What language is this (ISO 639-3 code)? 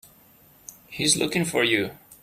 eng